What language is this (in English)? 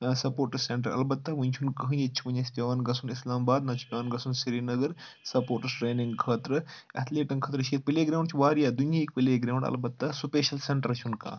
Kashmiri